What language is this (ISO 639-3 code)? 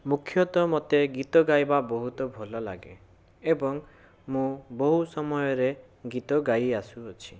ori